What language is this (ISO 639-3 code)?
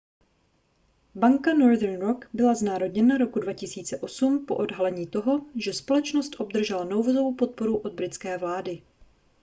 ces